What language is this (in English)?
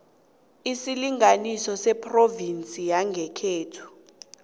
South Ndebele